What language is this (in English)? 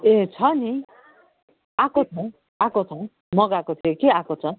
Nepali